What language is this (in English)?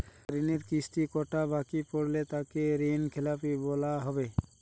Bangla